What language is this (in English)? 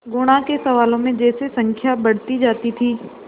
Hindi